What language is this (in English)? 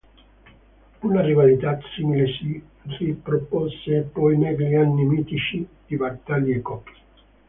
Italian